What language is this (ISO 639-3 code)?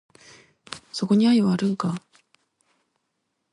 jpn